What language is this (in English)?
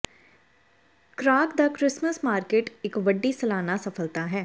Punjabi